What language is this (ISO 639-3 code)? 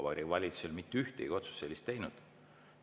est